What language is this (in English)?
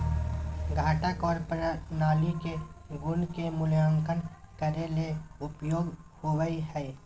Magahi